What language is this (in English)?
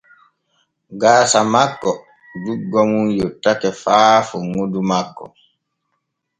Borgu Fulfulde